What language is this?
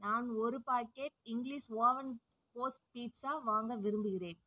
Tamil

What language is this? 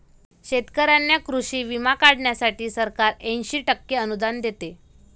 Marathi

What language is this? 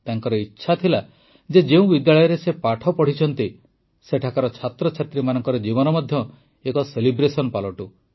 Odia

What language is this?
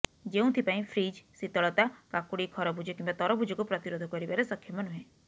Odia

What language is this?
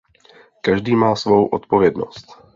Czech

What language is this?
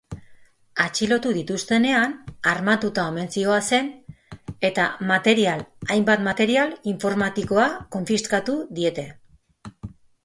Basque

